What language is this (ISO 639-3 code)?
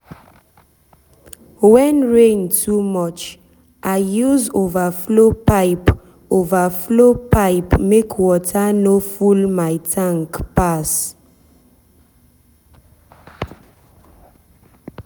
pcm